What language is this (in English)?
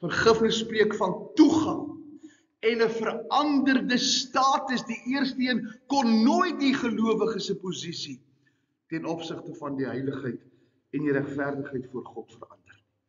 Dutch